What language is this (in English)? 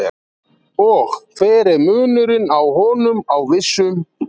Icelandic